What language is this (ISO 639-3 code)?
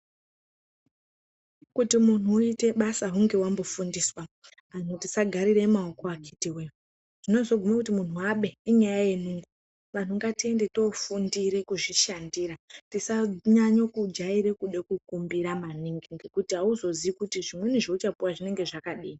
ndc